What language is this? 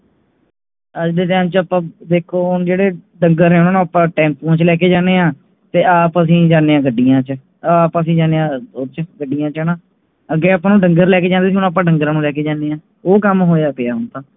Punjabi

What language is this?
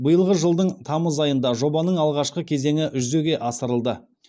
Kazakh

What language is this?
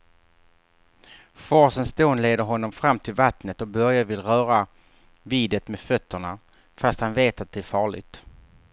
Swedish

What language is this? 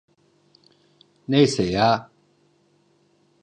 Turkish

